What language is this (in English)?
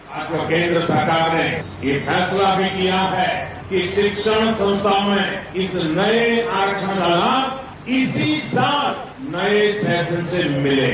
Hindi